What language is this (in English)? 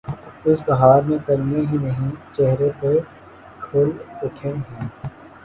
Urdu